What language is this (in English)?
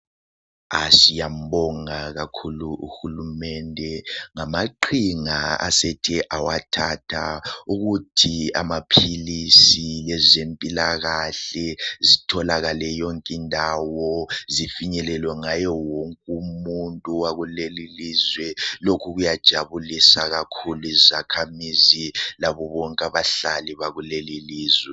North Ndebele